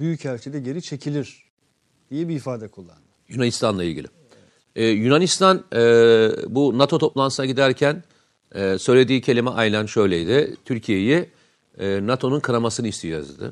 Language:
Turkish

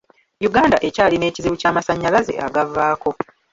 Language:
Ganda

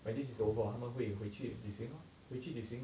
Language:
English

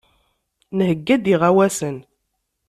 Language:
Kabyle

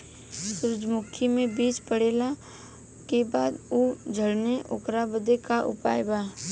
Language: Bhojpuri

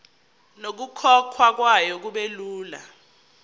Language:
Zulu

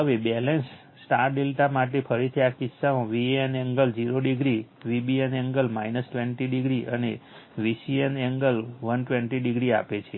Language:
Gujarati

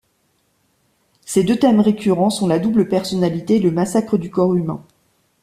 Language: French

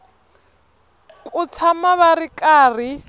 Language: Tsonga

